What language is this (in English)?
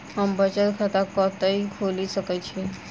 Maithili